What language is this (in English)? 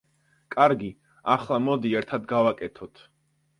Georgian